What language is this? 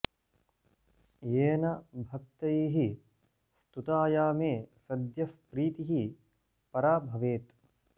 Sanskrit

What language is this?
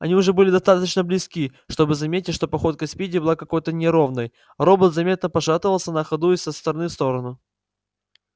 Russian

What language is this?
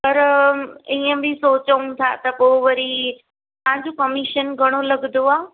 Sindhi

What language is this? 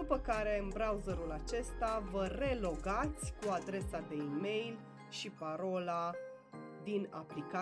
Romanian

